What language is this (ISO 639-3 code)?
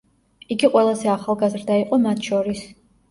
kat